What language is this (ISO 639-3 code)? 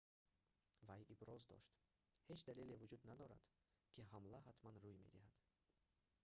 tgk